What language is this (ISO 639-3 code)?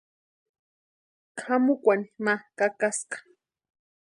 pua